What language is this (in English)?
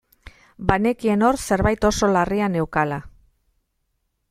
Basque